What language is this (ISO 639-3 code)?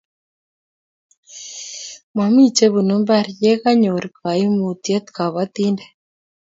kln